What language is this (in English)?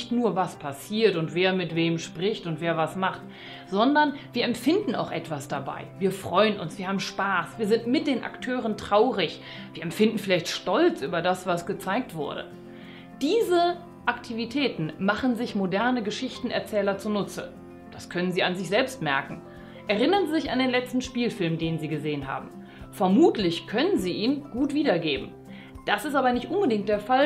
German